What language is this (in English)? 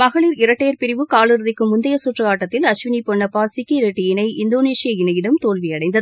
Tamil